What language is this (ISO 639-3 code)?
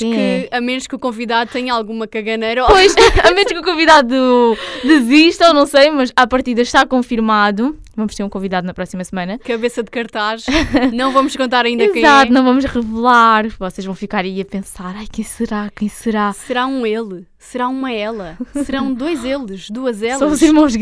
por